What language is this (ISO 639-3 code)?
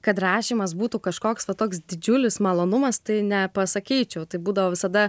lit